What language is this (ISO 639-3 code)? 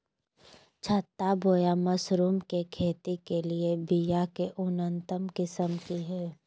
mag